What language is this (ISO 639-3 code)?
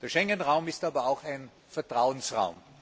deu